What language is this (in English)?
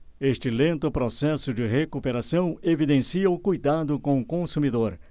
Portuguese